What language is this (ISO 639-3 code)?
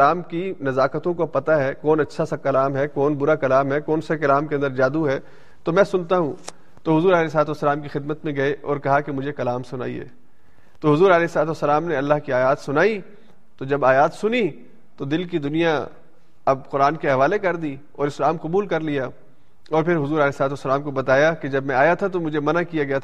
urd